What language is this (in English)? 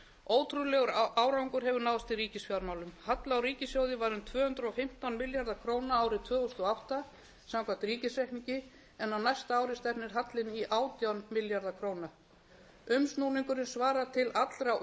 Icelandic